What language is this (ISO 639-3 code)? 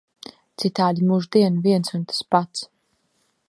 lav